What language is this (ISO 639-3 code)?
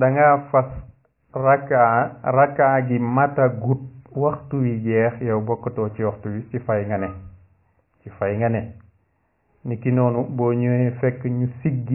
ara